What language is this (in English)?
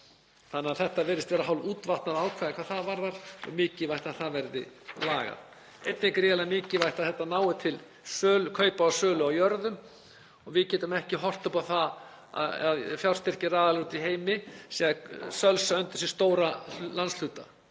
Icelandic